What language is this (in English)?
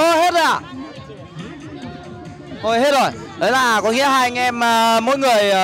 Vietnamese